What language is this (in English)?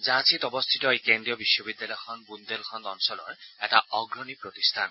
Assamese